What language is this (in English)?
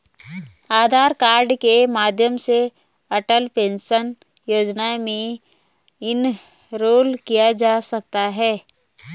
Hindi